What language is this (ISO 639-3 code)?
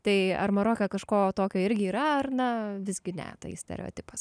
lit